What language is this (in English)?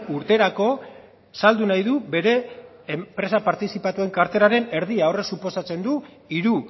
Basque